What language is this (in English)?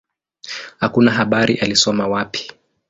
Swahili